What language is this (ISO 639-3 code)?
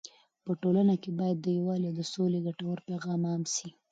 pus